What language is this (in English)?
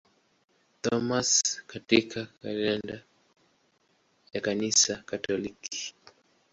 Swahili